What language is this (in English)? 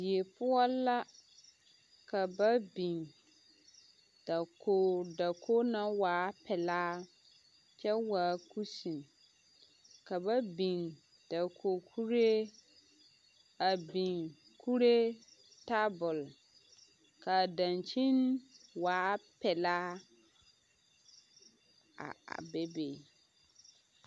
Southern Dagaare